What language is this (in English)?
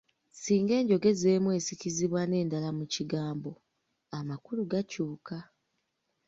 Ganda